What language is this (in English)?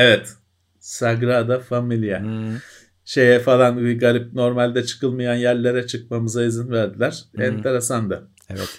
Turkish